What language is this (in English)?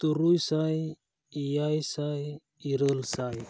Santali